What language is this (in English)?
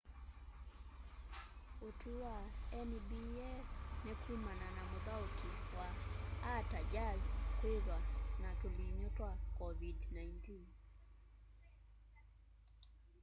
Kamba